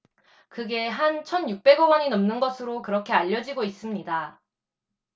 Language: Korean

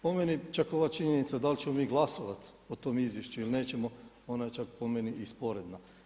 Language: Croatian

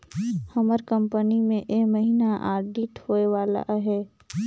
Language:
Chhattisgarhi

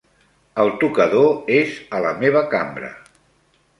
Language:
Catalan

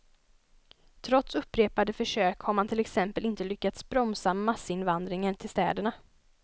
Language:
Swedish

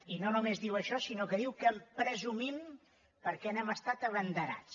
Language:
Catalan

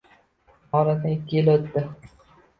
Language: Uzbek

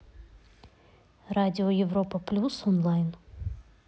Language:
Russian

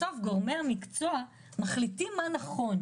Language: Hebrew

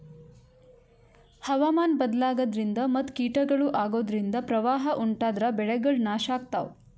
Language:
Kannada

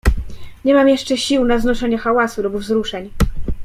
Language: Polish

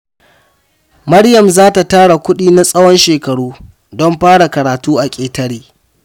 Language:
Hausa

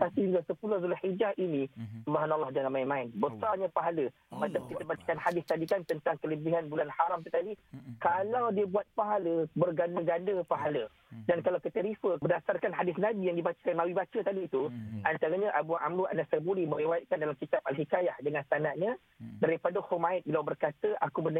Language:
Malay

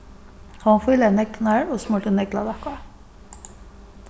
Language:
Faroese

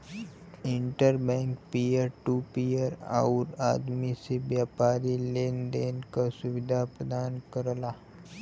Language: Bhojpuri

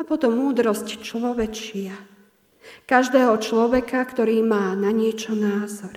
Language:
Slovak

